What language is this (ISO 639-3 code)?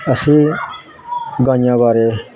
pan